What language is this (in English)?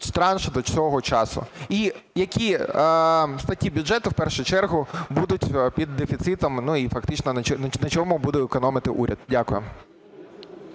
Ukrainian